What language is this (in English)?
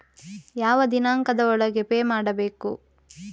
Kannada